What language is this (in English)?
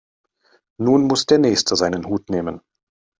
German